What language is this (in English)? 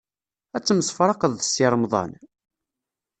Kabyle